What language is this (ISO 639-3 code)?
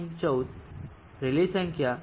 guj